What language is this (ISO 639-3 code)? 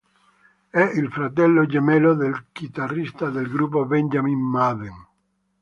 ita